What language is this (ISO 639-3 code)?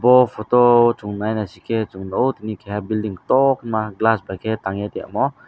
trp